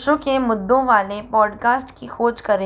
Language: Hindi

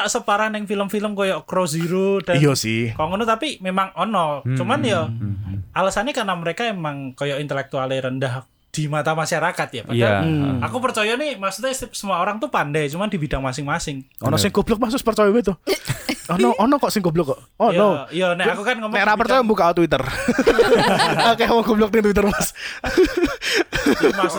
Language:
Indonesian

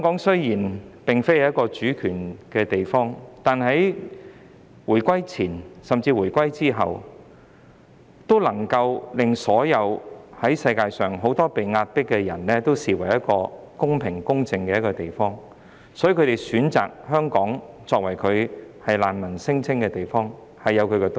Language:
Cantonese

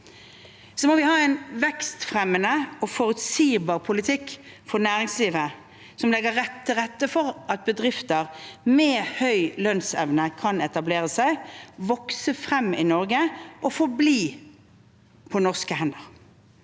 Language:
Norwegian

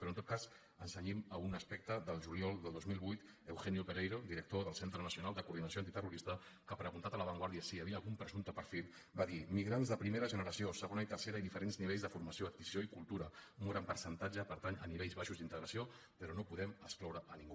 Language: Catalan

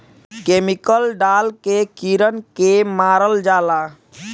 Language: Bhojpuri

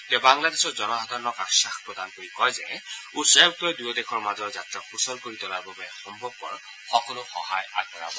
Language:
Assamese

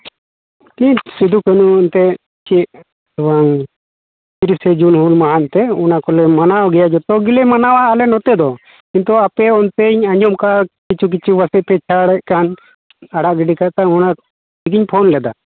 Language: Santali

